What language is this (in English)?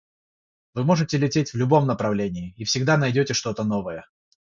Russian